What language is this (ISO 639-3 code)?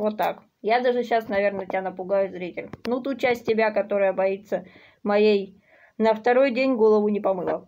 rus